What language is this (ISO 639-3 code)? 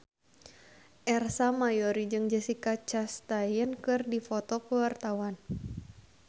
sun